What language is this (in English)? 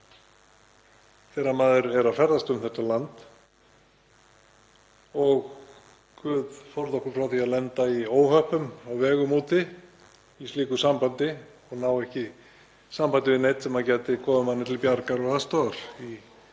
Icelandic